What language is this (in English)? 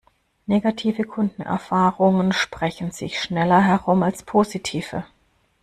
German